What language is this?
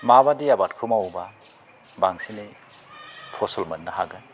Bodo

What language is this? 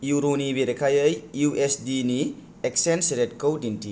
Bodo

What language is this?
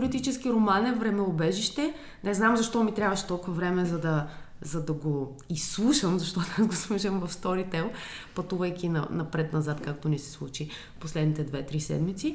Bulgarian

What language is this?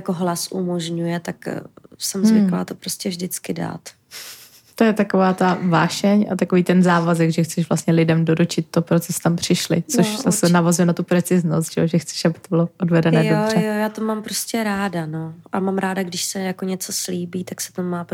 Czech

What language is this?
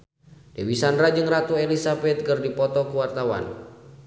Sundanese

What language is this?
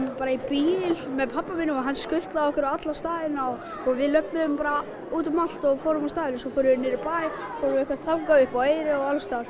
Icelandic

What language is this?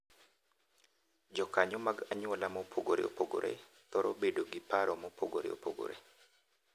Luo (Kenya and Tanzania)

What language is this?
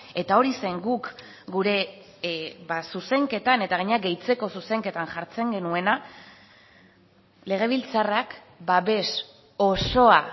Basque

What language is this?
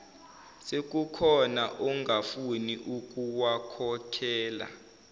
Zulu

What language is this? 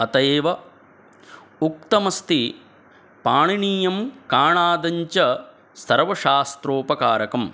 Sanskrit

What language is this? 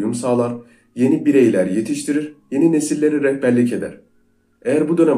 Turkish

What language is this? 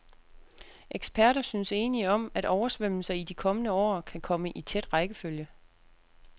Danish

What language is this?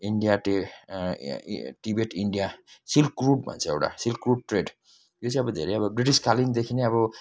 Nepali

